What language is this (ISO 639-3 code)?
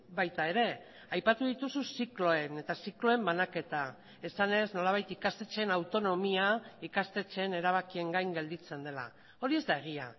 eus